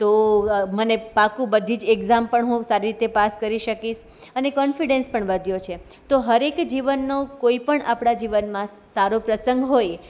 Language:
Gujarati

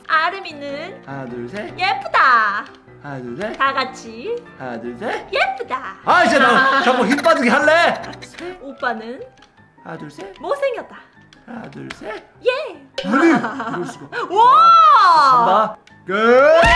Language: Korean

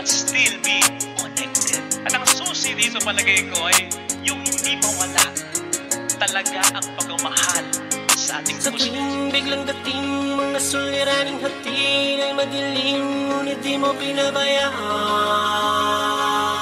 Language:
Filipino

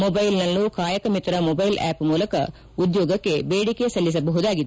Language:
Kannada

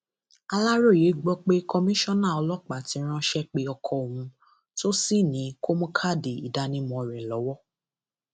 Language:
Yoruba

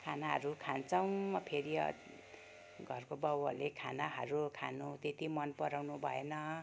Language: Nepali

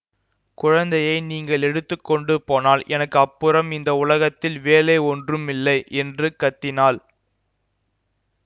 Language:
Tamil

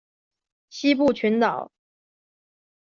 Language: Chinese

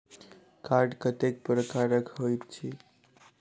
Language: Maithili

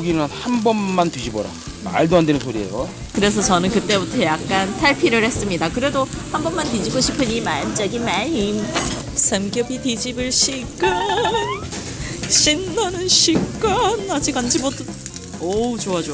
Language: Korean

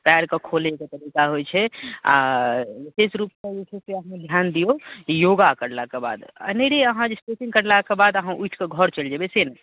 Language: Maithili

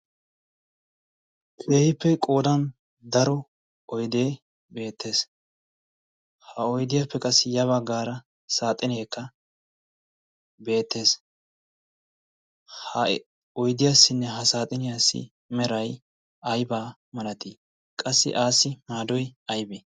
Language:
Wolaytta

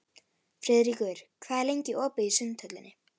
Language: Icelandic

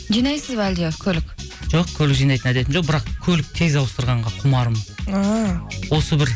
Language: Kazakh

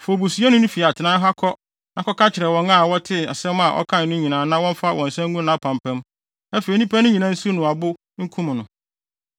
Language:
Akan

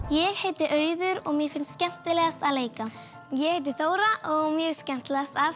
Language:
Icelandic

